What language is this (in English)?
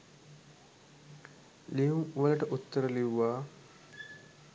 Sinhala